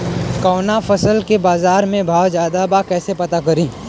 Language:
Bhojpuri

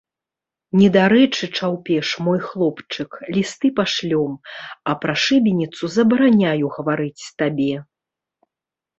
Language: Belarusian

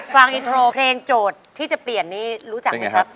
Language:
Thai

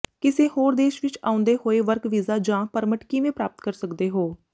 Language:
Punjabi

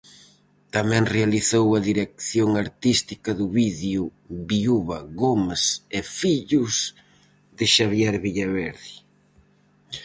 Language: Galician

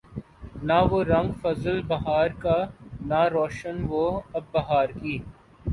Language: Urdu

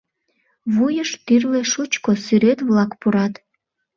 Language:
Mari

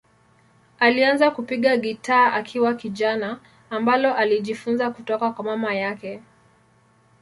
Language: Swahili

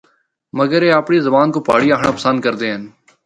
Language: Northern Hindko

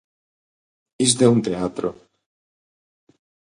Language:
Galician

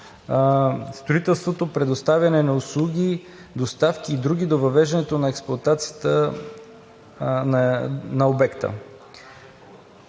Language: Bulgarian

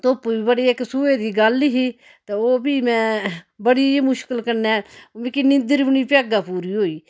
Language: Dogri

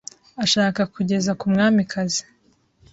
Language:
Kinyarwanda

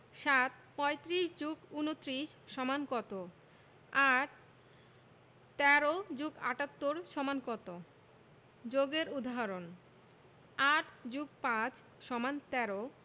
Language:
Bangla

